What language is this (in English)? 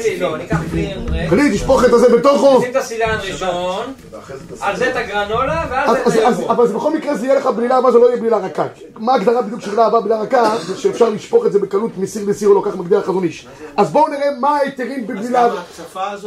Hebrew